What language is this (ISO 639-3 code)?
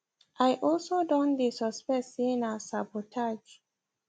pcm